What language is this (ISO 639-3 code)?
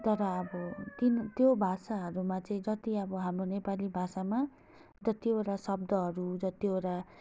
nep